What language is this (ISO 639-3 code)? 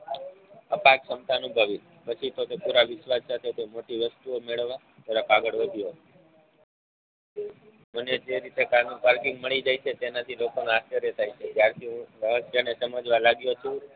guj